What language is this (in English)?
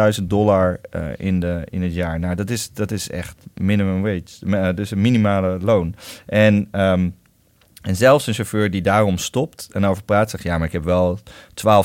Dutch